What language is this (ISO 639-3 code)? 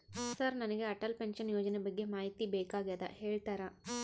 kan